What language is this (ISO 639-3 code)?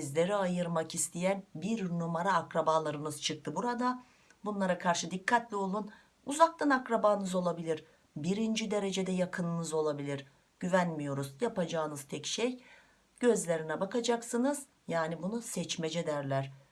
tur